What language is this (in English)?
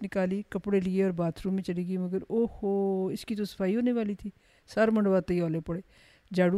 Urdu